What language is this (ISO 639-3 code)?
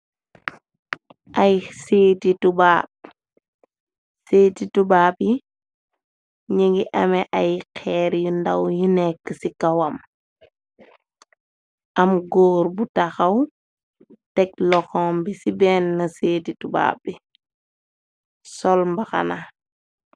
wol